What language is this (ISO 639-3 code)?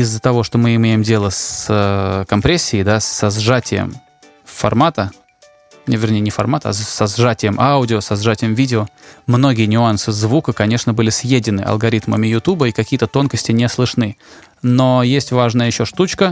rus